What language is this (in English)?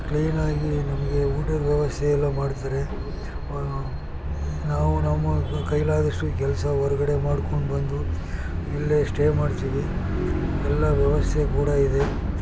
Kannada